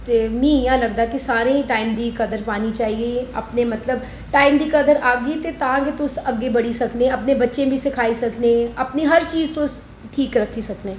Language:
Dogri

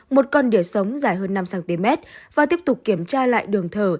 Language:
Vietnamese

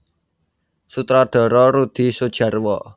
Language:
Javanese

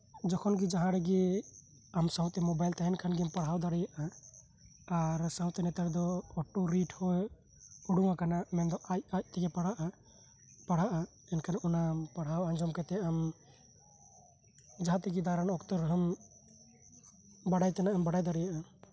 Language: Santali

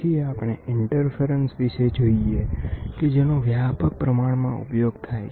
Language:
Gujarati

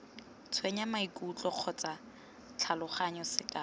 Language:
Tswana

